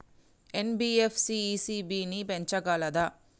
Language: Telugu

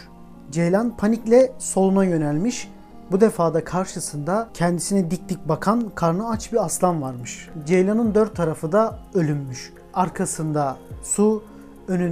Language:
Turkish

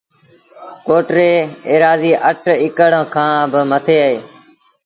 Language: Sindhi Bhil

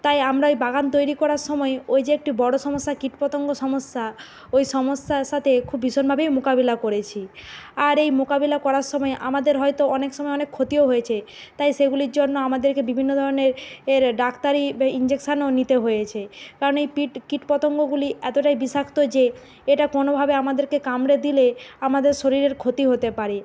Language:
Bangla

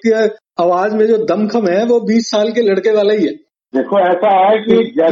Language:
Hindi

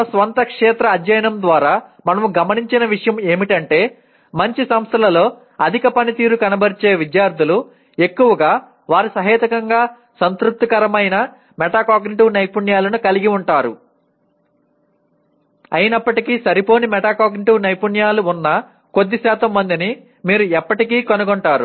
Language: Telugu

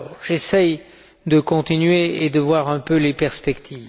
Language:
French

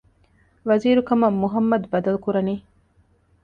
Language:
Divehi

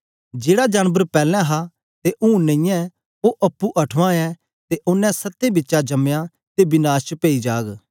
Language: Dogri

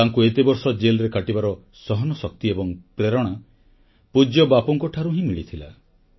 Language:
Odia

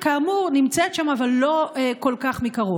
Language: Hebrew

